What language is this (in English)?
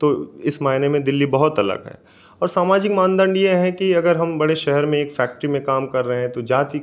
Hindi